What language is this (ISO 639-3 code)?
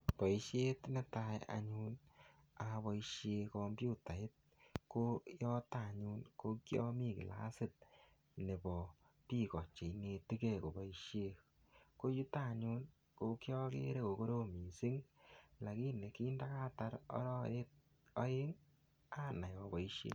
kln